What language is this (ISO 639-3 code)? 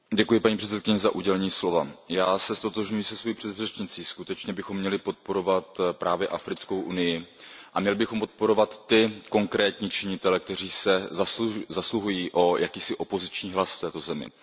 ces